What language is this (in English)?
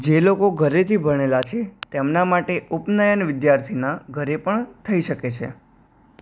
Gujarati